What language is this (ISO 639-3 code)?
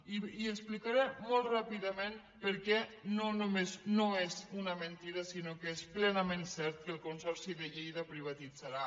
cat